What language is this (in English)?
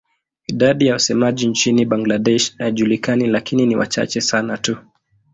Swahili